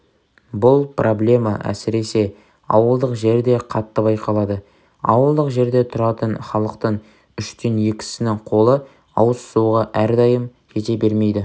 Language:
Kazakh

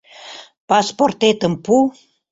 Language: Mari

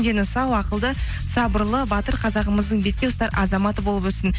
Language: Kazakh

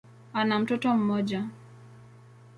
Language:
Swahili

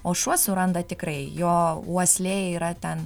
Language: Lithuanian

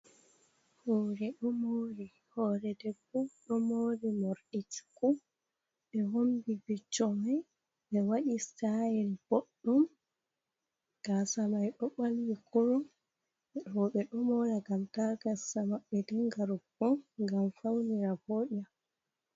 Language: Fula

